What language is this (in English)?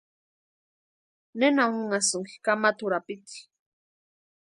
Western Highland Purepecha